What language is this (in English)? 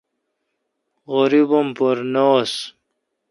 Kalkoti